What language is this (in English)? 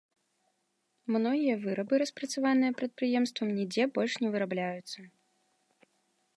Belarusian